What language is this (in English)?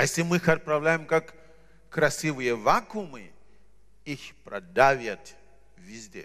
Russian